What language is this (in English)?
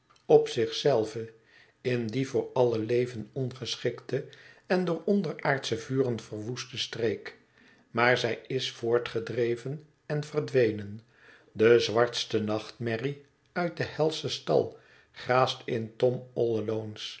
Dutch